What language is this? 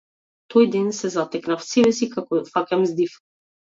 Macedonian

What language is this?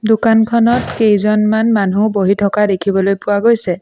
Assamese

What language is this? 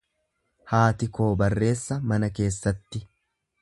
Oromo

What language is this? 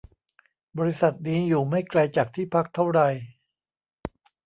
Thai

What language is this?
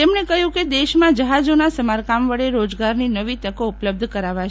Gujarati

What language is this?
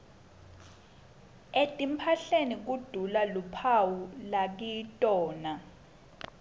Swati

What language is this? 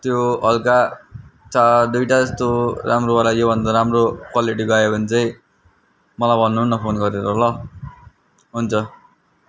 Nepali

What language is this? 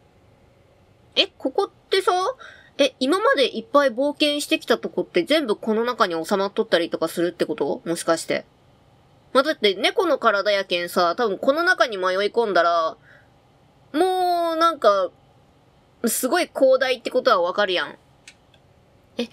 Japanese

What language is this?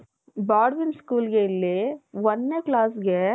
Kannada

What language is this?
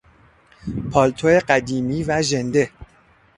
Persian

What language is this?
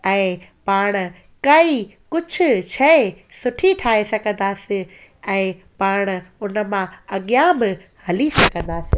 Sindhi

